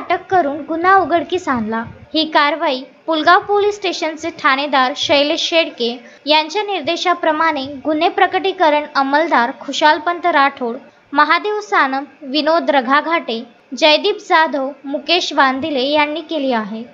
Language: Marathi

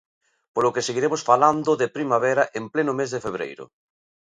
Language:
Galician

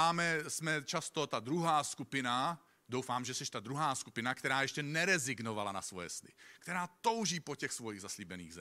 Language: Czech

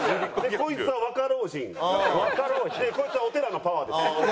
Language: Japanese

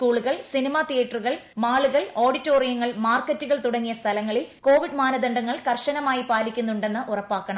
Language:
Malayalam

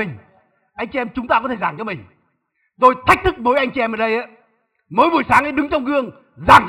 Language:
Vietnamese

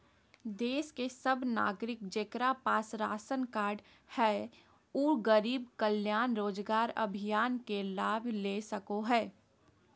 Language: Magahi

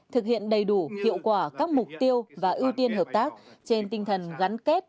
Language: Vietnamese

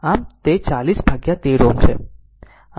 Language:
Gujarati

